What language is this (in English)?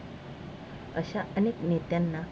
Marathi